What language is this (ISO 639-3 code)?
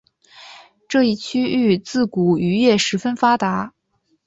zho